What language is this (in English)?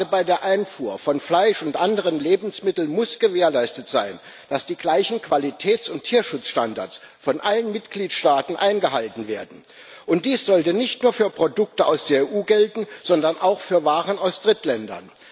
German